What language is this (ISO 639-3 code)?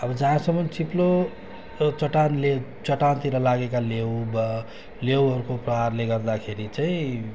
nep